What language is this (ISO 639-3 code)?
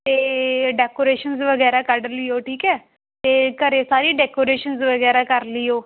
pan